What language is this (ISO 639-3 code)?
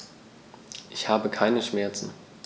deu